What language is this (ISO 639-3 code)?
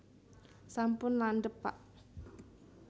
jav